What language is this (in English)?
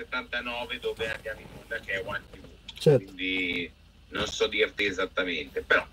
Italian